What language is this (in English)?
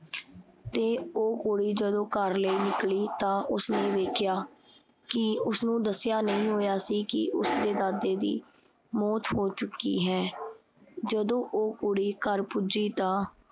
Punjabi